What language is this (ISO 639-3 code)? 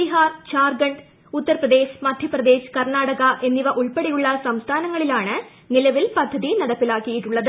mal